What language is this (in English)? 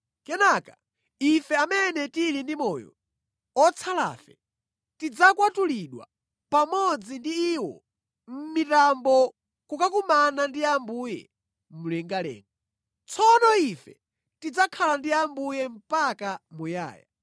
Nyanja